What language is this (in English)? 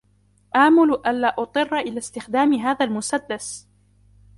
Arabic